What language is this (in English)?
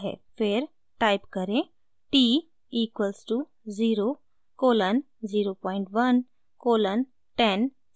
Hindi